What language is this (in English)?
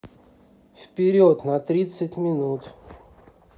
Russian